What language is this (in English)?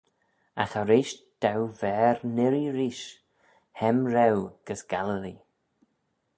Manx